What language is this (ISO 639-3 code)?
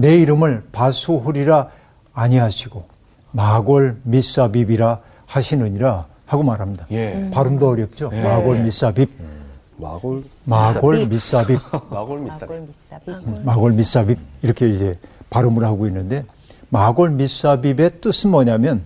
kor